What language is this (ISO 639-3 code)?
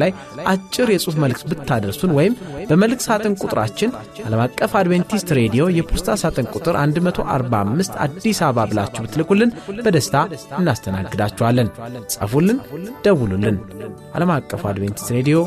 amh